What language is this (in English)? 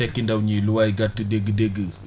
Wolof